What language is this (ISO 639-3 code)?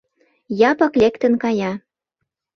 chm